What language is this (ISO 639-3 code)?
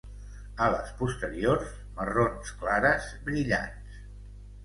cat